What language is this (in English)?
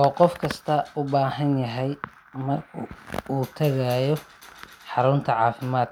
Somali